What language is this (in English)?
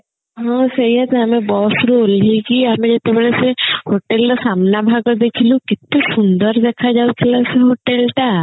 Odia